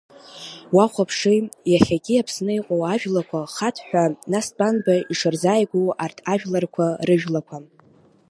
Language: Abkhazian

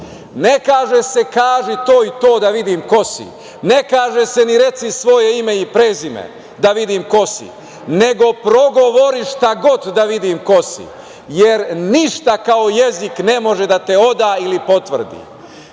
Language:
Serbian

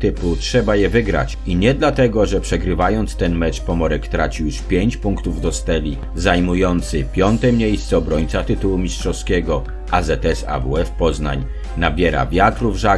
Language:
Polish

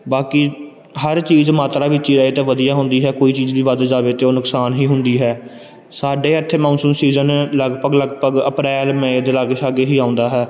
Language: Punjabi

